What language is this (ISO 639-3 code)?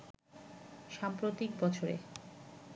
ben